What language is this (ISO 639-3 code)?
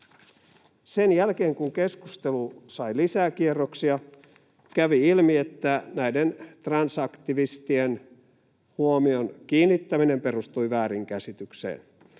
fin